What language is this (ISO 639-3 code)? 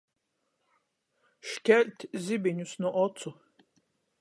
ltg